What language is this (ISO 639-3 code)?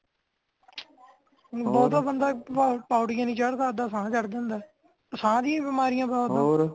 pan